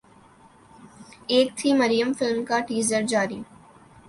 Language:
Urdu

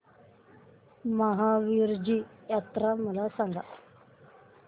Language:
Marathi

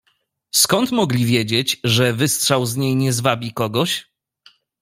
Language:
Polish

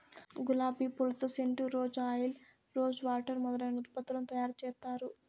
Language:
Telugu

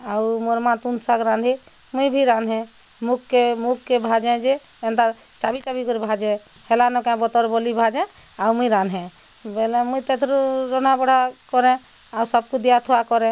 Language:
Odia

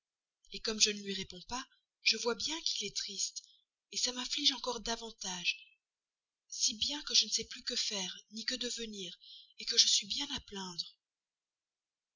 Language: French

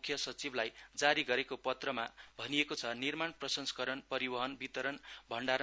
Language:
Nepali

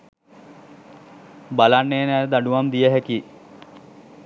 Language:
Sinhala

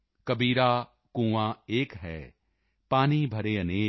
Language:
Punjabi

